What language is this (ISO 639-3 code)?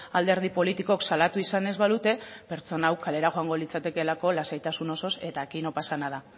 eus